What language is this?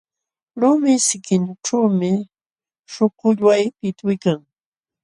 Jauja Wanca Quechua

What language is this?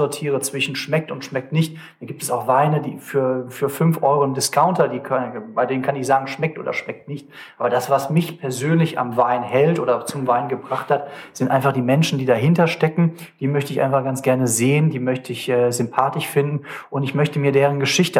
German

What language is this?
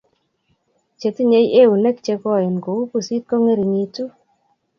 Kalenjin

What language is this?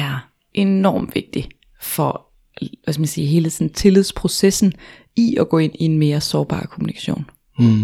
Danish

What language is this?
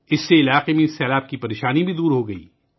Urdu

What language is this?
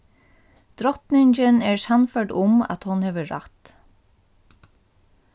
Faroese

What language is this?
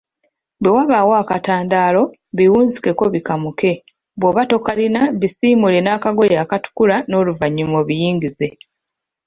Ganda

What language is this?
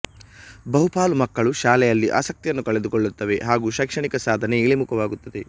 Kannada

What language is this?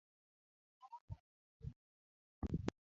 Luo (Kenya and Tanzania)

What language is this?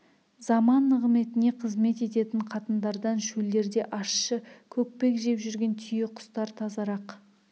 Kazakh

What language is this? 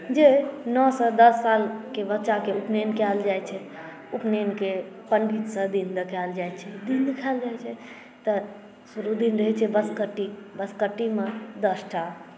Maithili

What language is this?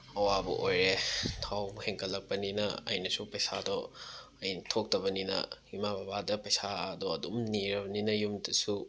Manipuri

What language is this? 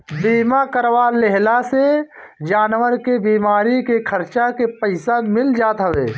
Bhojpuri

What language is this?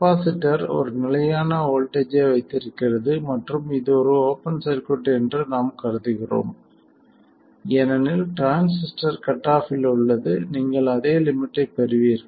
Tamil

